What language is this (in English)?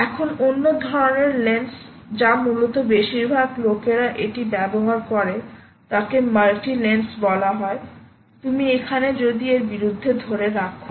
Bangla